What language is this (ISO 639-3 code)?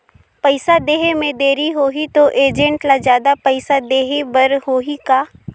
hne